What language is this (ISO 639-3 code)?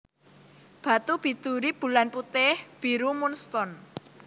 jav